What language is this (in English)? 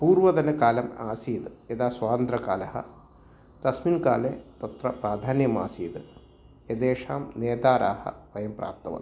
Sanskrit